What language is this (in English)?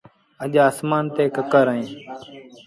Sindhi Bhil